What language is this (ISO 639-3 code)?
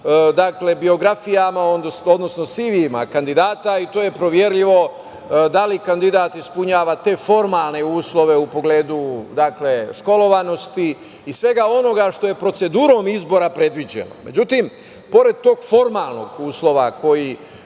srp